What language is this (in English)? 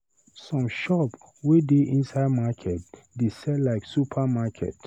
Nigerian Pidgin